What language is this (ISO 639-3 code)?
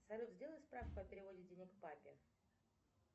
rus